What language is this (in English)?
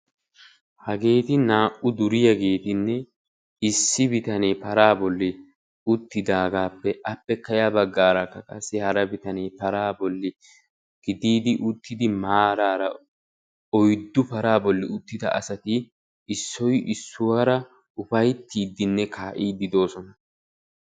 Wolaytta